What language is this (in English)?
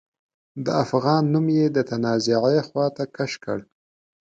Pashto